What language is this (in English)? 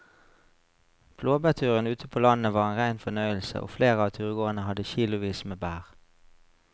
Norwegian